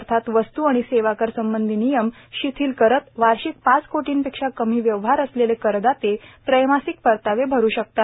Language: Marathi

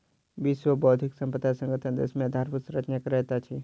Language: Maithili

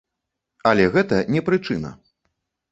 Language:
Belarusian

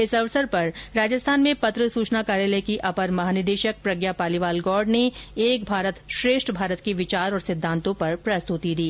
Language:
Hindi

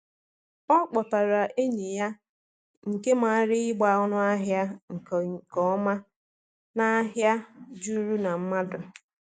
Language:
Igbo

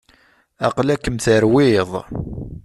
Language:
Kabyle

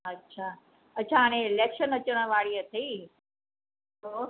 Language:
Sindhi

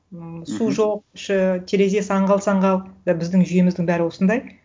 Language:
Kazakh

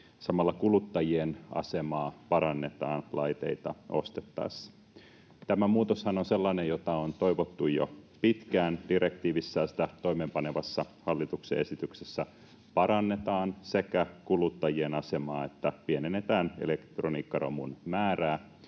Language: Finnish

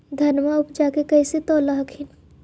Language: Magahi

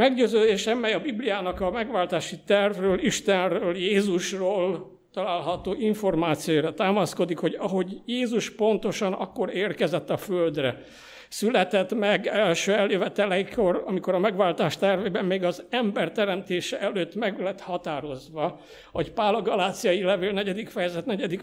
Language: Hungarian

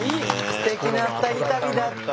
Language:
Japanese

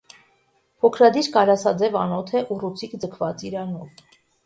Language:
Armenian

